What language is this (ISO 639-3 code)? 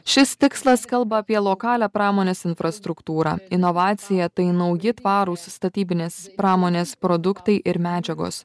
lit